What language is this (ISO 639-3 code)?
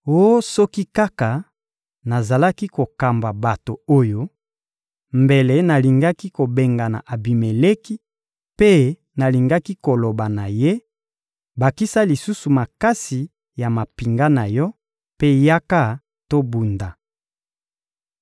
lin